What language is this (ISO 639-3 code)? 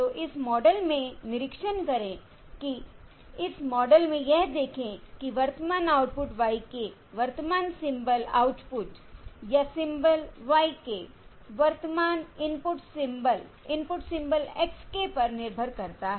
hin